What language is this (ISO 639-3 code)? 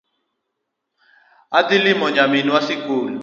luo